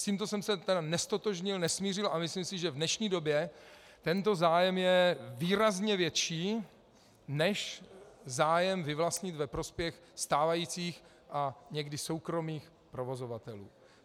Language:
Czech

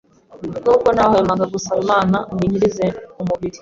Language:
Kinyarwanda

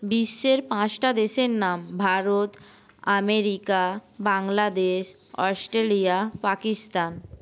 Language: Bangla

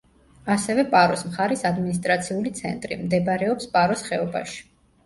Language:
Georgian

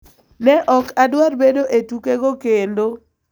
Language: Luo (Kenya and Tanzania)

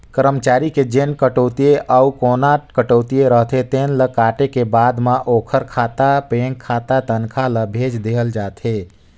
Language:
Chhattisgarhi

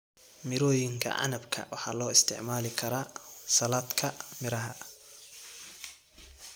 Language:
Somali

